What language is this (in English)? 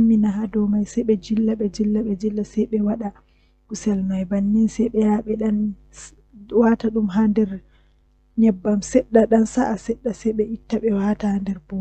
Western Niger Fulfulde